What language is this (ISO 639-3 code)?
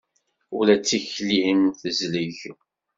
kab